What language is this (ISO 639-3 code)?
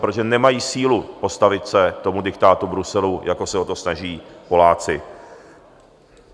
ces